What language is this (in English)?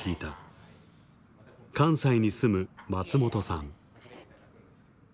Japanese